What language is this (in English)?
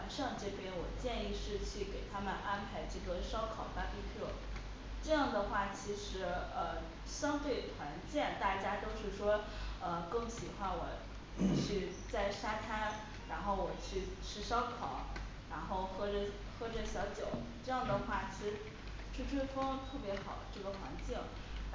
Chinese